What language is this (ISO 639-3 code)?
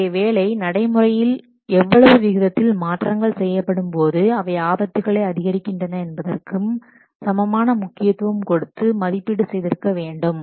tam